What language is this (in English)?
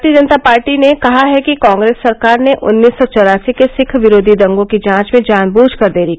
Hindi